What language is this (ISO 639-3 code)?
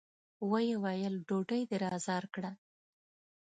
pus